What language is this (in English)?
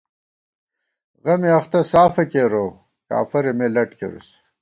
Gawar-Bati